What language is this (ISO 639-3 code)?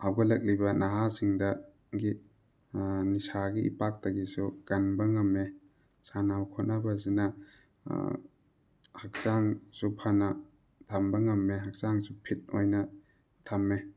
mni